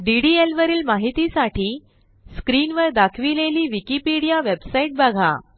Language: Marathi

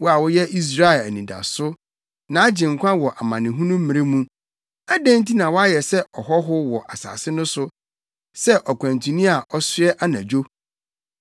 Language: Akan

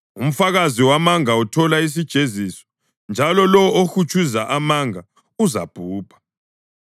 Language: North Ndebele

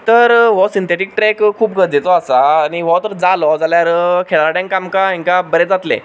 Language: Konkani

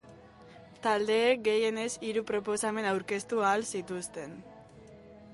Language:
Basque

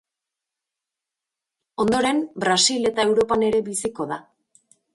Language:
Basque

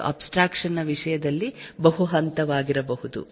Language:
Kannada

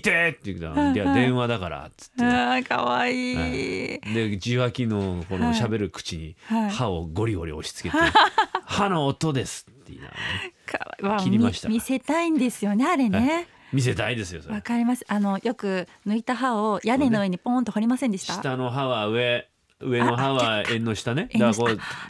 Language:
Japanese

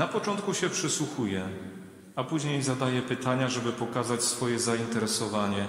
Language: Polish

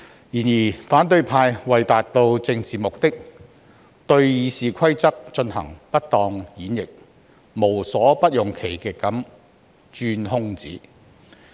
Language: Cantonese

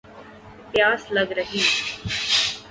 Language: Urdu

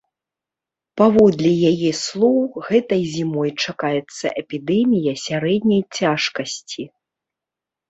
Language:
Belarusian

